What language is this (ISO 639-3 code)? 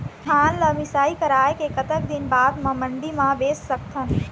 hne